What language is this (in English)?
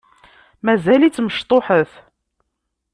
Kabyle